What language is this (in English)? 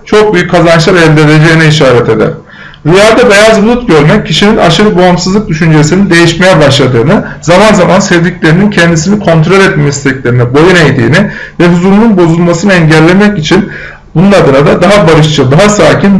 Turkish